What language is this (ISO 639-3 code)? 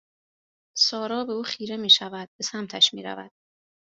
fas